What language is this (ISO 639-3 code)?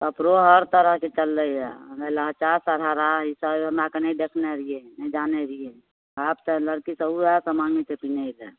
mai